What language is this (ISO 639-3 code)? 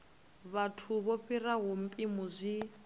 ven